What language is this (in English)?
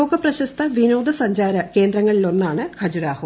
Malayalam